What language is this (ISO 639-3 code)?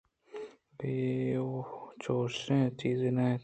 bgp